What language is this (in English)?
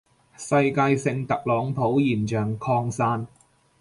Cantonese